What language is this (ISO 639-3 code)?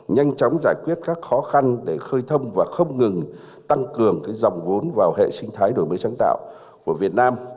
vie